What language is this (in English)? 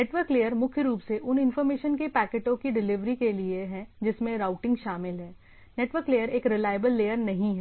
Hindi